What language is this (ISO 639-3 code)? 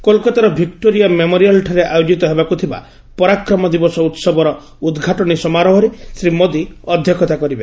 ori